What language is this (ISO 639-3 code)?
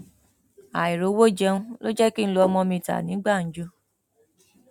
yor